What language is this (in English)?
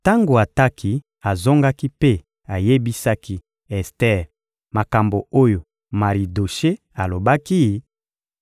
Lingala